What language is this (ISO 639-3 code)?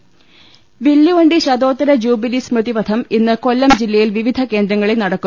mal